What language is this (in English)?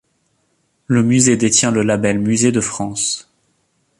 French